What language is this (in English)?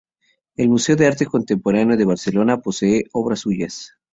Spanish